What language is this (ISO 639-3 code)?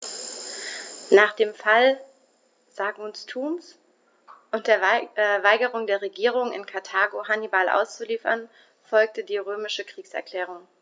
deu